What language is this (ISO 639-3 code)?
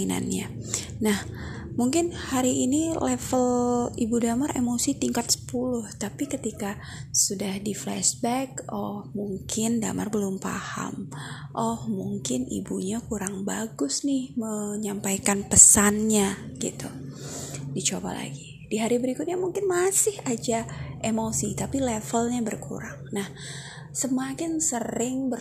ind